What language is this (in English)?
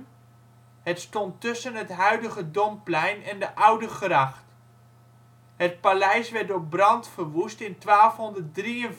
Dutch